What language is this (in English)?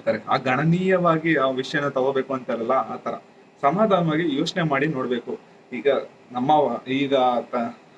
Kannada